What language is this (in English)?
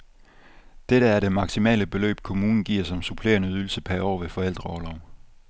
Danish